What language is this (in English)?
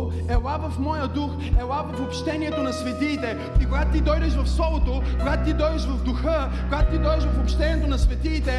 Bulgarian